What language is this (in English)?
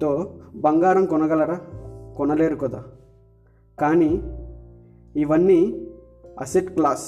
Telugu